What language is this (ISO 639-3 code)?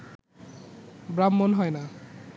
ben